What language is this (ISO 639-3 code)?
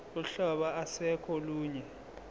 zul